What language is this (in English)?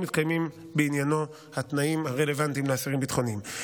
Hebrew